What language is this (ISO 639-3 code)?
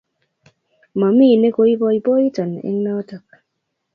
kln